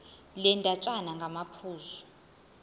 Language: Zulu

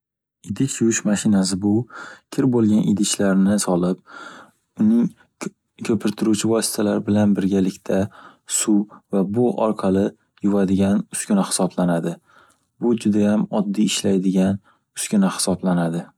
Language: Uzbek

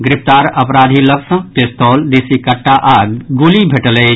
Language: Maithili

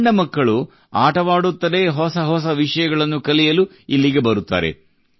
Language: Kannada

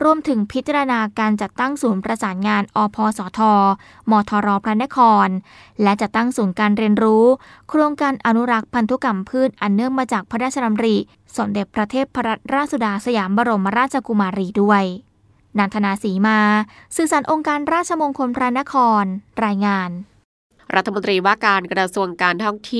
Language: Thai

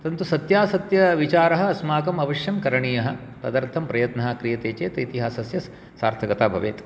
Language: Sanskrit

